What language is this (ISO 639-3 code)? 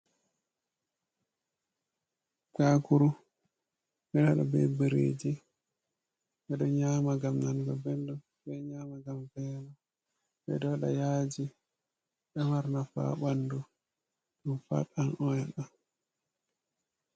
ful